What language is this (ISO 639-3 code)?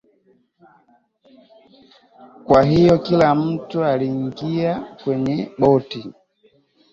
swa